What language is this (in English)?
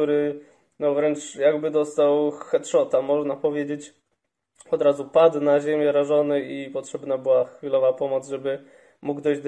Polish